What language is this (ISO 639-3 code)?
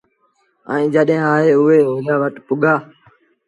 sbn